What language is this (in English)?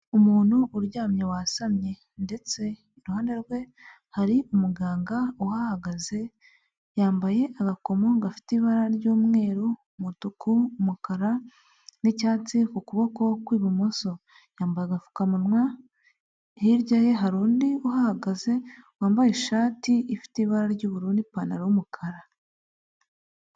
Kinyarwanda